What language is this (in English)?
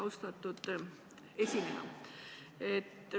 Estonian